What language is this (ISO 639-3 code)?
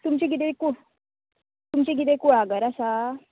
kok